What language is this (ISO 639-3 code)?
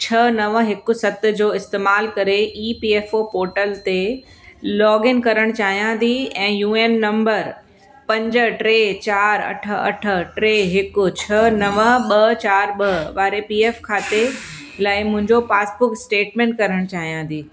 snd